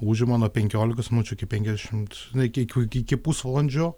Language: Lithuanian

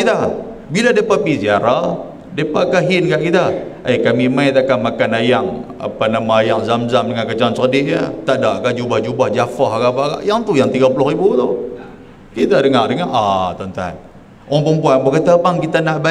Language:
Malay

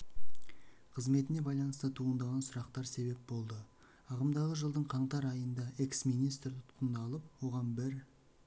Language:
Kazakh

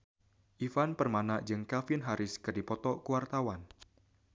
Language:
Sundanese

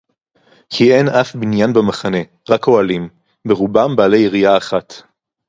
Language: Hebrew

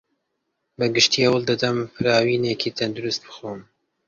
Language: Central Kurdish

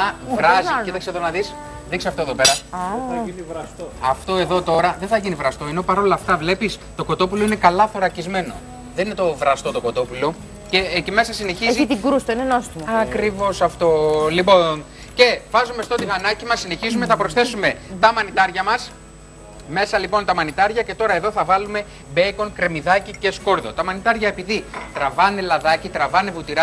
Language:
Greek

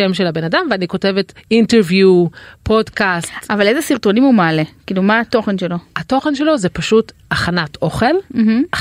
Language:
Hebrew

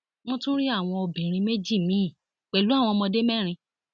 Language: Yoruba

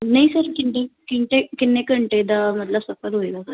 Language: Punjabi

